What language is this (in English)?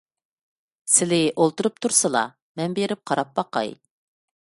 Uyghur